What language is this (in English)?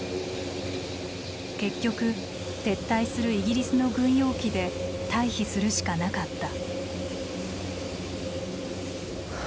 Japanese